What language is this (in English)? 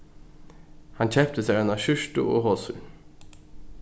Faroese